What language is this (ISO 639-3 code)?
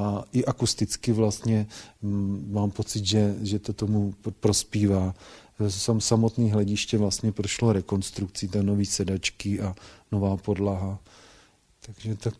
ces